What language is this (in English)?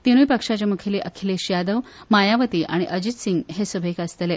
Konkani